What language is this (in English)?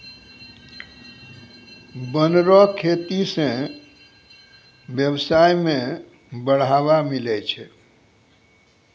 Maithili